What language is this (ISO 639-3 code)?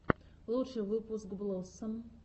rus